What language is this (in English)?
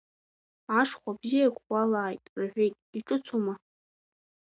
Abkhazian